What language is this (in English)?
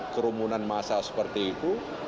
Indonesian